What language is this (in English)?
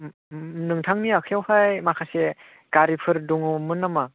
Bodo